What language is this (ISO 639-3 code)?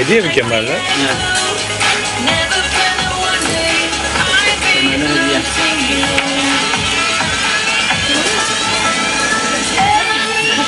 ell